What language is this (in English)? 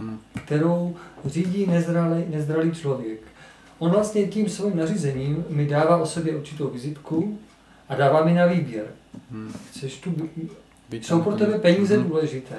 Czech